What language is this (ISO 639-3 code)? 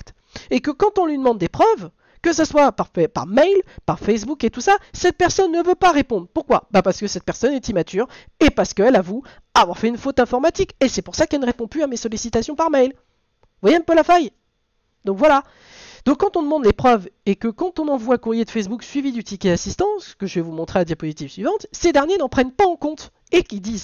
fra